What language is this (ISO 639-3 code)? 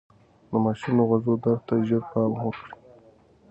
pus